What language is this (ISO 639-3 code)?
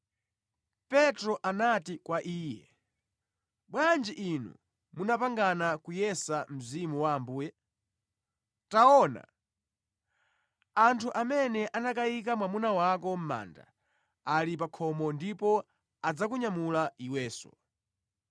nya